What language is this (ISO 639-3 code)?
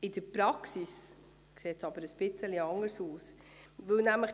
gsw